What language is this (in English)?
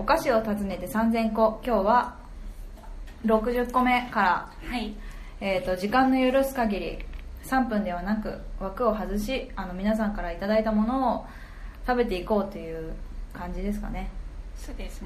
Japanese